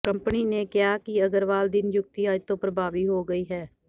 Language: Punjabi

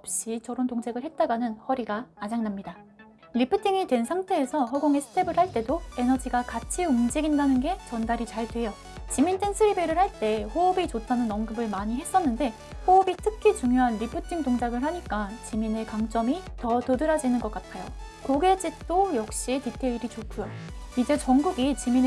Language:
Korean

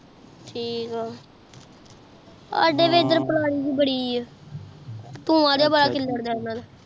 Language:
Punjabi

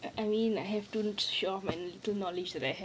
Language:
English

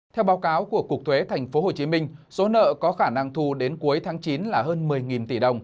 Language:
Vietnamese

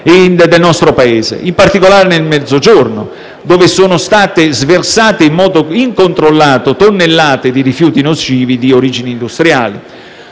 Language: Italian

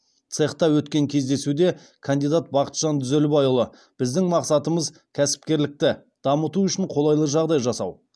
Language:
Kazakh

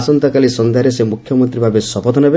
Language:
Odia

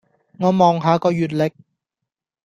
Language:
Cantonese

